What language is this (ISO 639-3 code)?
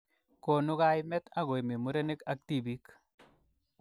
kln